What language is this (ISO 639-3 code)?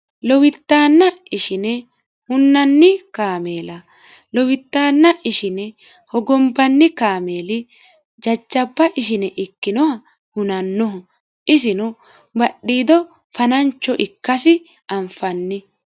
sid